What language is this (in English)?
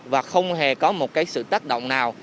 Vietnamese